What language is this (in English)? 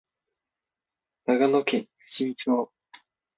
Japanese